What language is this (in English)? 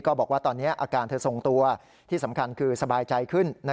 Thai